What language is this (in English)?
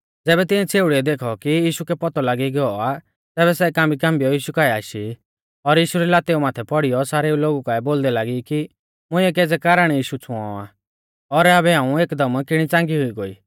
Mahasu Pahari